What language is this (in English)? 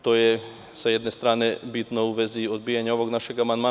Serbian